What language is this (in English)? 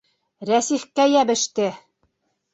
Bashkir